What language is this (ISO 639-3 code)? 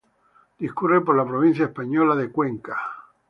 spa